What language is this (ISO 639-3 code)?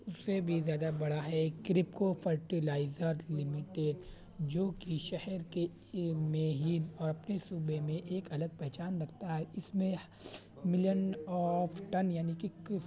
urd